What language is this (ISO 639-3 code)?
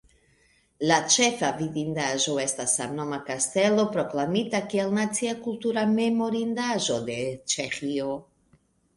epo